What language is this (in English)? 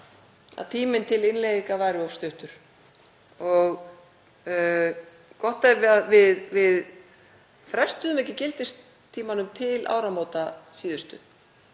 Icelandic